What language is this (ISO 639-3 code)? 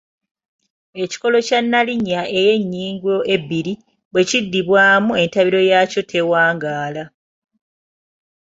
lug